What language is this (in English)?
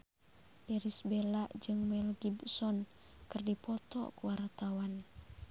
Sundanese